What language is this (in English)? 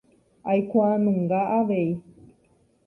Guarani